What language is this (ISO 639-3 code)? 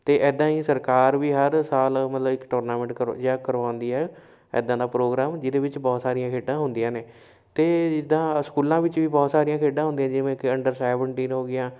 pan